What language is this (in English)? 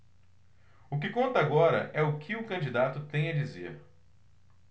Portuguese